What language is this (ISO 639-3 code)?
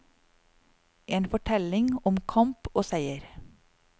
nor